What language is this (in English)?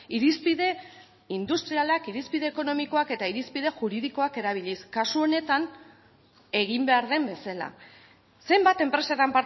Basque